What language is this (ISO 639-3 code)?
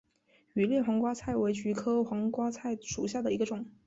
zho